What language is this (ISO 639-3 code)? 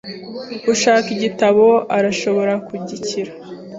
kin